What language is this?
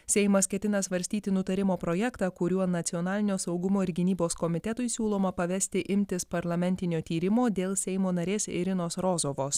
Lithuanian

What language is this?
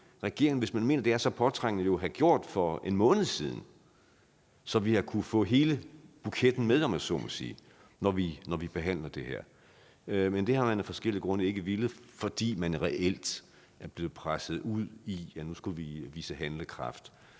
Danish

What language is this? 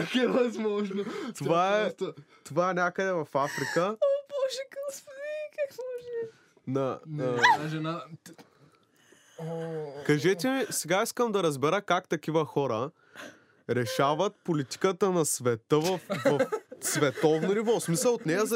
Bulgarian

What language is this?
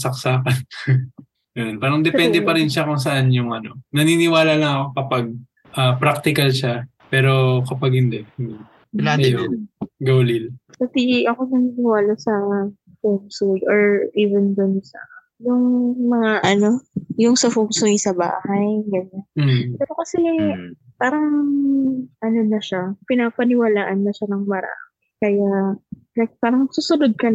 Filipino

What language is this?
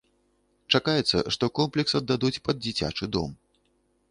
Belarusian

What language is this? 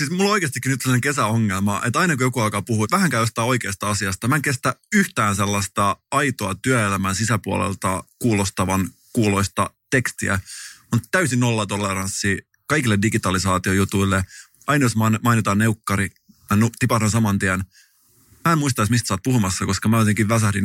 Finnish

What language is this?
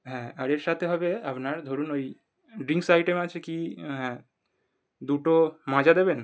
Bangla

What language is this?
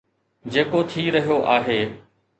Sindhi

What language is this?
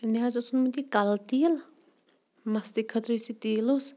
Kashmiri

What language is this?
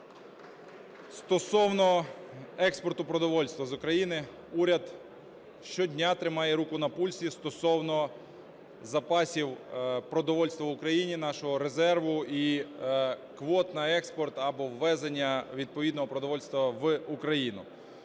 Ukrainian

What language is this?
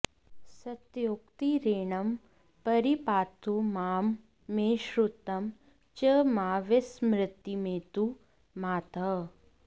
Sanskrit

